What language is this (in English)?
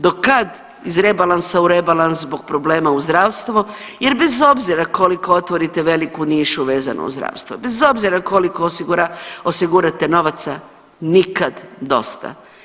Croatian